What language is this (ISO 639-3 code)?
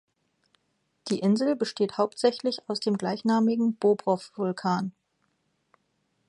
deu